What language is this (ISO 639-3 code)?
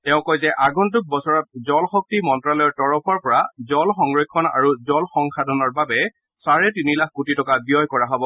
asm